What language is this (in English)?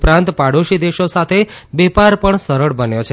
Gujarati